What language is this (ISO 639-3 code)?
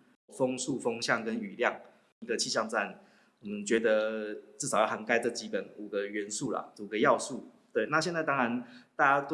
zho